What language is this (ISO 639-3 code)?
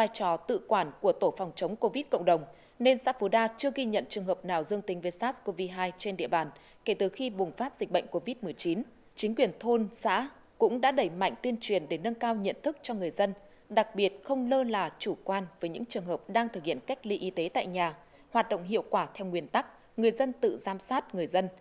vie